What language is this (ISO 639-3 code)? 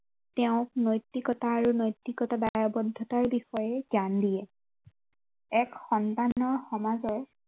asm